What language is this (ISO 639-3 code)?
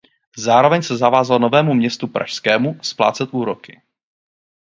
ces